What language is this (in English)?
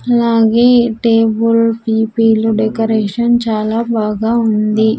Telugu